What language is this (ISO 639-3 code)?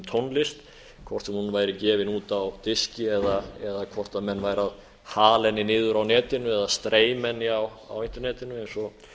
isl